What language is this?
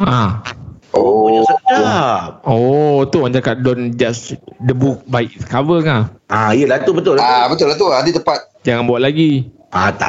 Malay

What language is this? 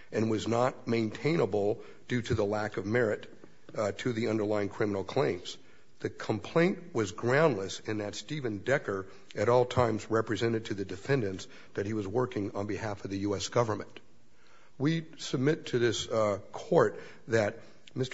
English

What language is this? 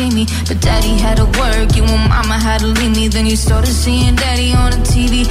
Turkish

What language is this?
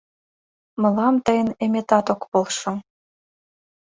Mari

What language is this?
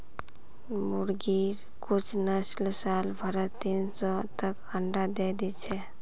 Magahi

